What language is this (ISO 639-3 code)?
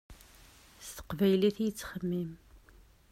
kab